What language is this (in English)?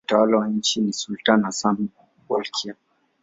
Swahili